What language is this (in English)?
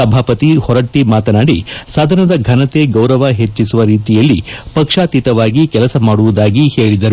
Kannada